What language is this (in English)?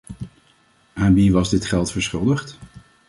Dutch